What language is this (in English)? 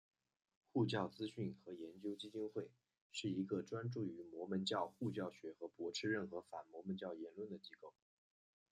Chinese